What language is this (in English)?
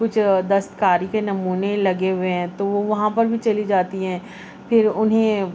Urdu